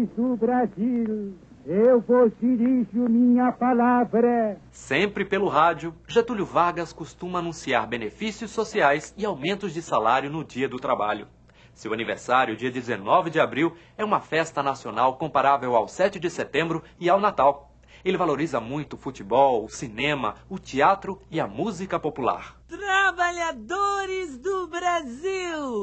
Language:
Portuguese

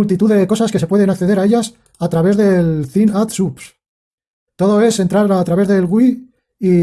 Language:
Spanish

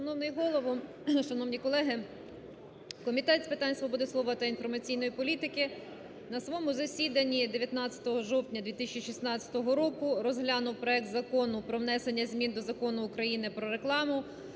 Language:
Ukrainian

